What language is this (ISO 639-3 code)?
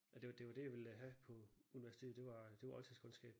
dan